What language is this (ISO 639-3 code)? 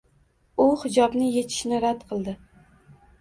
uzb